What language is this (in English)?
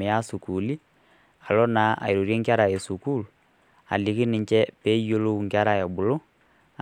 Masai